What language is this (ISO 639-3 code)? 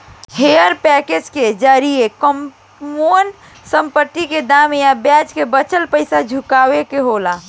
bho